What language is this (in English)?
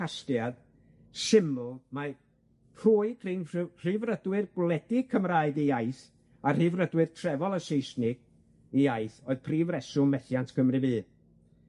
Welsh